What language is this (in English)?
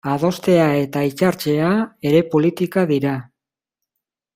Basque